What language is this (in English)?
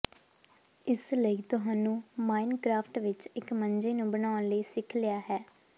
Punjabi